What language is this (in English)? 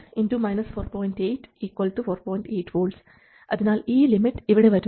Malayalam